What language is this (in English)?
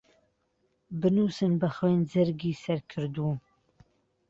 Central Kurdish